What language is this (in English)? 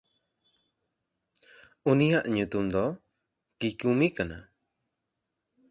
Santali